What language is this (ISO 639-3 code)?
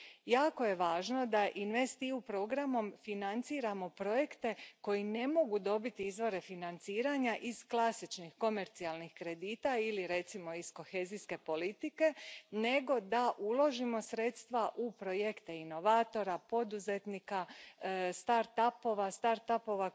hrv